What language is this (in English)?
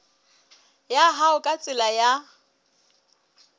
Southern Sotho